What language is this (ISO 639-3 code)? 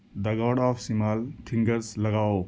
urd